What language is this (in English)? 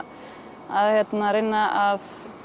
Icelandic